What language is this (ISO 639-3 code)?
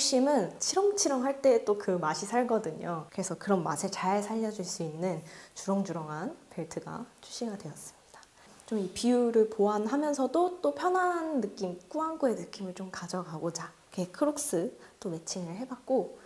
kor